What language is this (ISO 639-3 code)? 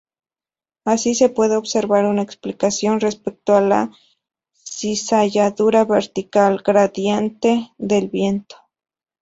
spa